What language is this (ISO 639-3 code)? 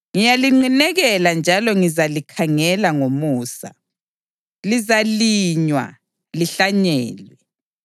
nde